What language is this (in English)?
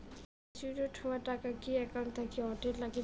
Bangla